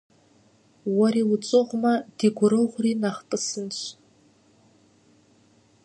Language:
Kabardian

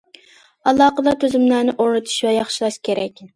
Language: Uyghur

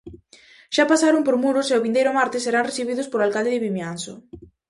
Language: Galician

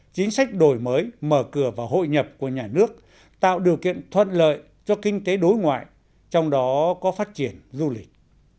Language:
Vietnamese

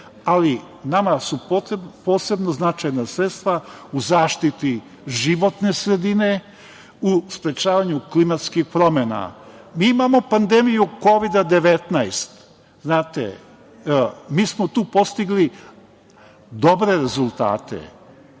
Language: Serbian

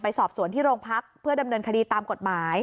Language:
Thai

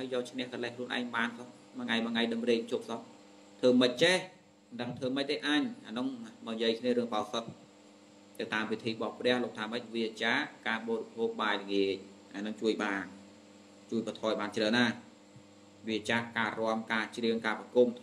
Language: Vietnamese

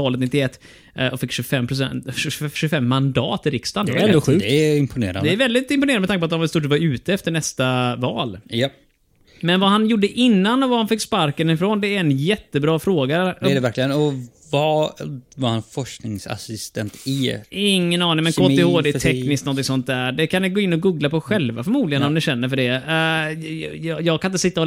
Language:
Swedish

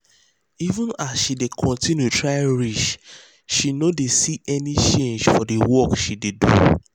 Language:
Nigerian Pidgin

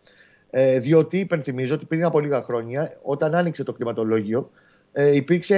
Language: Greek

